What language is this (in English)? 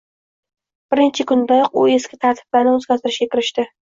Uzbek